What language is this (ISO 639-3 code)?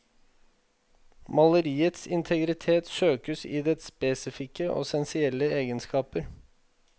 nor